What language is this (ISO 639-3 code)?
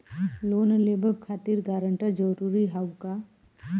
bho